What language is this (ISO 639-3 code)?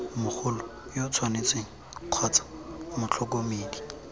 tsn